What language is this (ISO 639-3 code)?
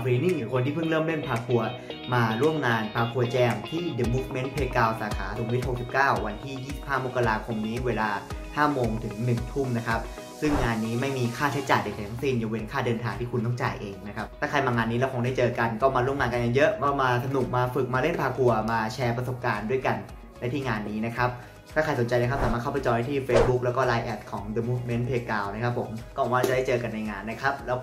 tha